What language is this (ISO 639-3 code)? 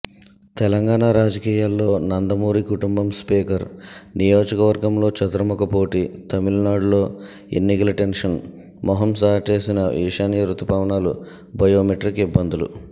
tel